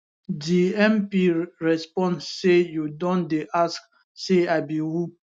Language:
Nigerian Pidgin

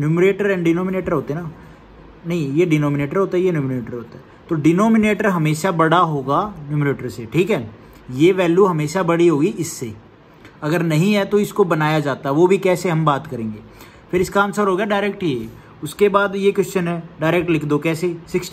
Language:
Hindi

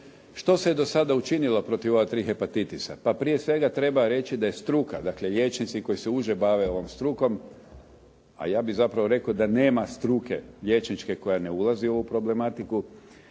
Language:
Croatian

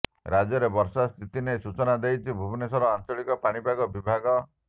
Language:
Odia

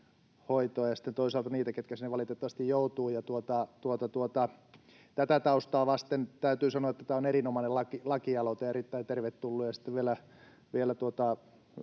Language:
Finnish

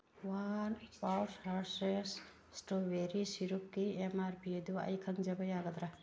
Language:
Manipuri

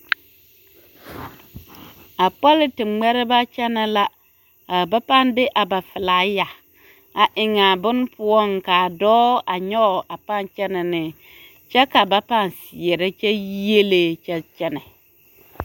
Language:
Southern Dagaare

